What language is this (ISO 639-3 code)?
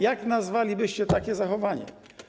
pol